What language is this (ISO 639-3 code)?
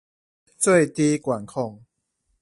zho